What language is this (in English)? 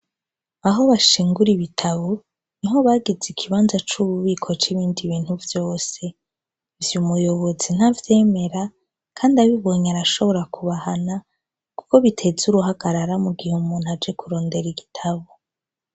Rundi